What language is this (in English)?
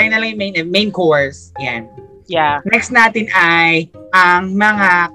Filipino